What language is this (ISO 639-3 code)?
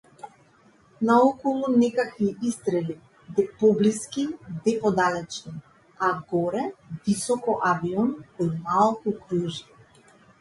mkd